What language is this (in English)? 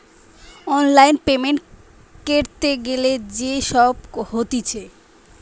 Bangla